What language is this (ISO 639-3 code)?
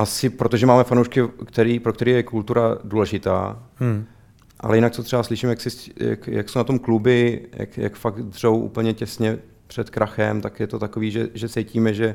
ces